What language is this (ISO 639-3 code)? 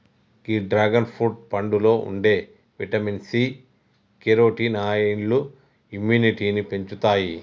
tel